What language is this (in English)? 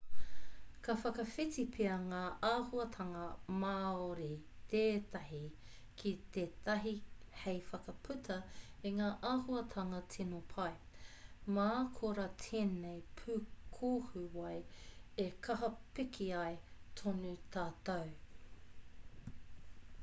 Māori